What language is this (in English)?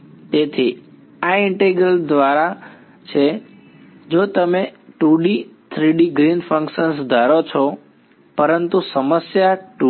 Gujarati